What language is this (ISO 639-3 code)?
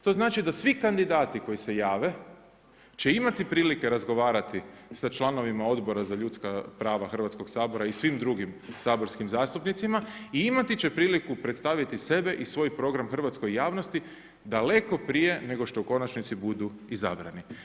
hrv